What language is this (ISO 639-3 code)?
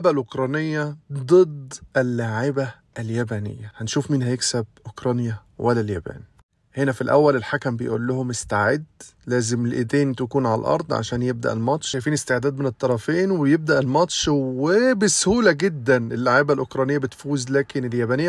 ara